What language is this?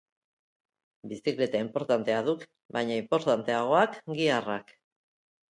Basque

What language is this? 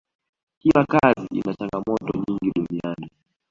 Swahili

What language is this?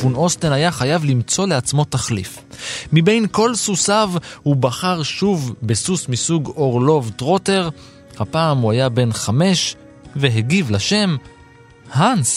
Hebrew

